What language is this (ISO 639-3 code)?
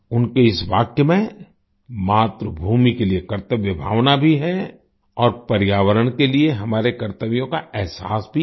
hin